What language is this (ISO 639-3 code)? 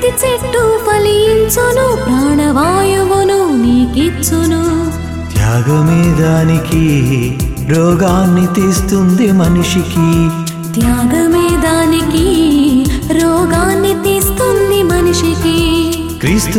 tel